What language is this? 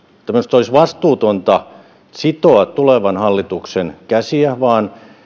Finnish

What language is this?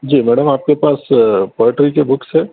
Urdu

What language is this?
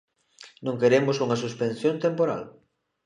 Galician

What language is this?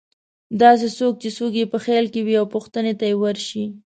Pashto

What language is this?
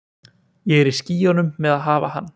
Icelandic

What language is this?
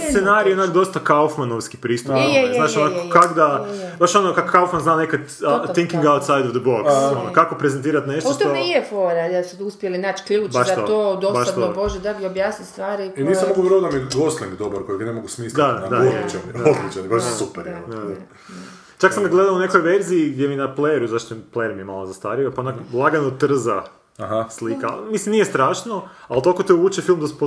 Croatian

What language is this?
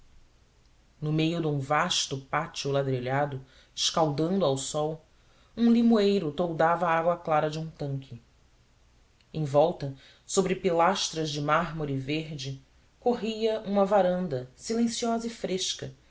Portuguese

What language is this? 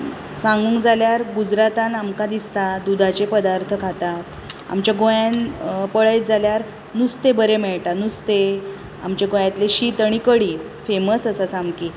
Konkani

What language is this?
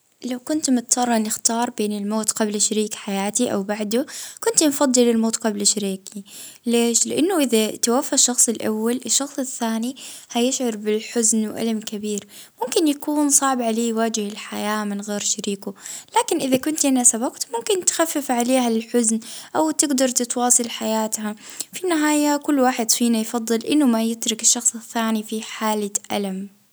Libyan Arabic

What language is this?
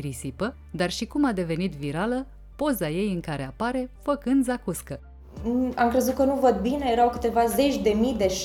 Romanian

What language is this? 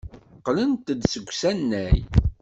Kabyle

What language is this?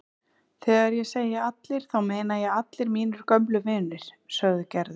Icelandic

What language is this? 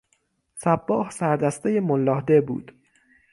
Persian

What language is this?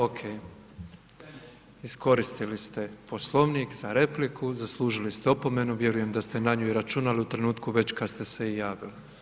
Croatian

